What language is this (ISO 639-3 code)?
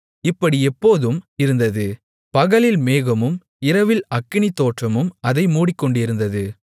tam